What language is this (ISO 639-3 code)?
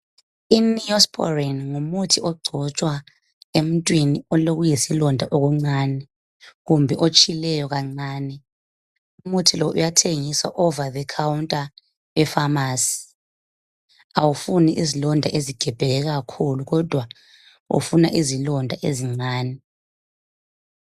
nde